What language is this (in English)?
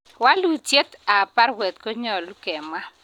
Kalenjin